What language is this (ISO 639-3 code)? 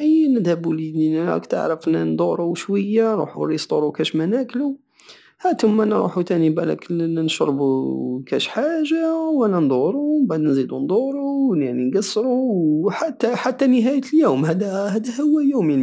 aao